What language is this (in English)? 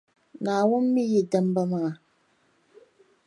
Dagbani